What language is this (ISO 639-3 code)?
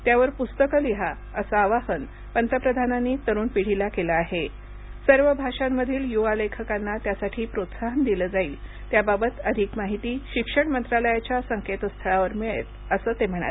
mar